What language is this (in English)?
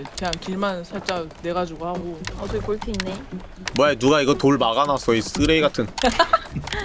Korean